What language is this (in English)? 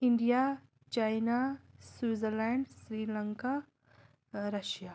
Kashmiri